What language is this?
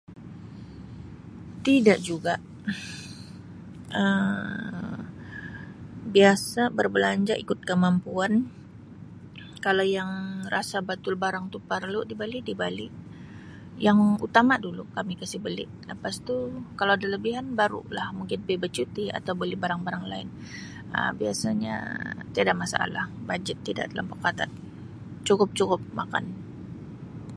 Sabah Malay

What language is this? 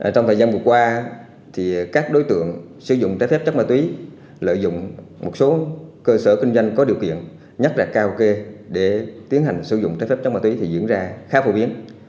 Vietnamese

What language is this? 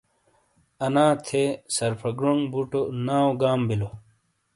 Shina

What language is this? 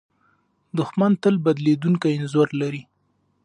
Pashto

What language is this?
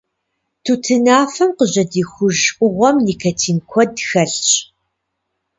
Kabardian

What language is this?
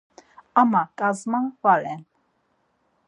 Laz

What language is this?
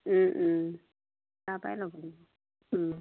Assamese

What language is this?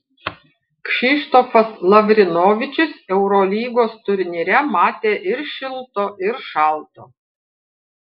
Lithuanian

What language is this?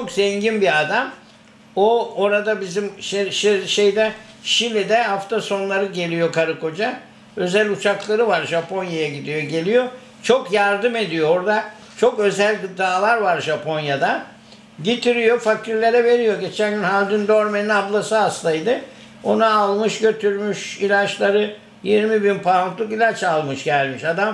Turkish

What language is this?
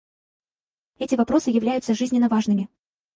Russian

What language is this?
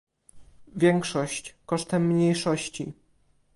Polish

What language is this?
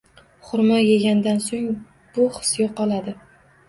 Uzbek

